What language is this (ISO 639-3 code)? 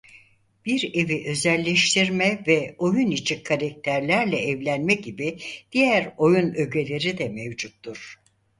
tur